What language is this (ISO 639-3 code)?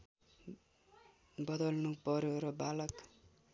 nep